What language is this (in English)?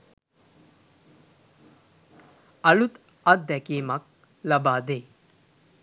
Sinhala